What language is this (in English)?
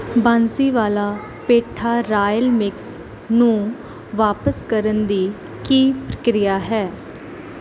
Punjabi